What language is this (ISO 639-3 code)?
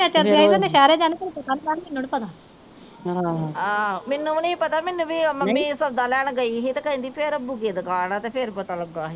pan